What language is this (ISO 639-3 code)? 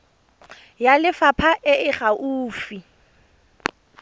tsn